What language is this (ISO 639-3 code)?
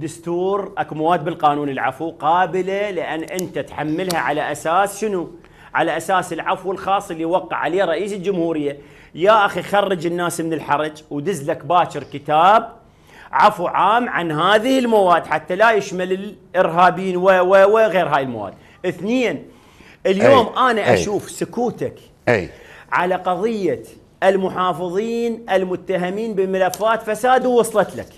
ara